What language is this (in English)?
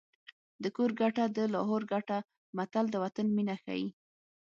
Pashto